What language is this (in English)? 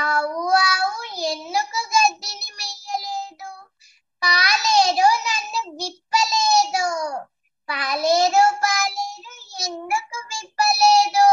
Telugu